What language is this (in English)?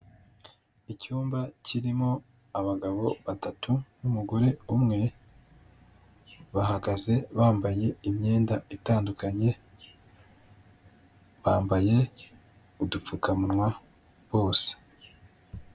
Kinyarwanda